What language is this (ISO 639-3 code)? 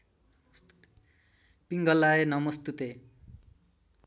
nep